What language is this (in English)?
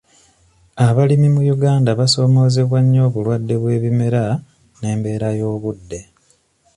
Ganda